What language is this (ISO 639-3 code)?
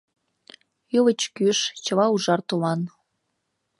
chm